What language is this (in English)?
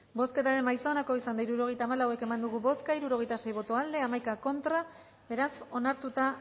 Basque